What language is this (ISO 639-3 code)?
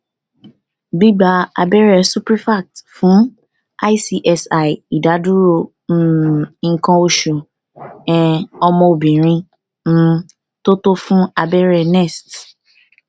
yor